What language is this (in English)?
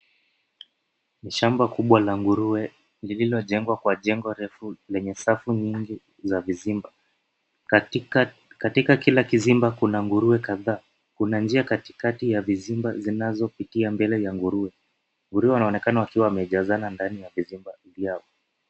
Swahili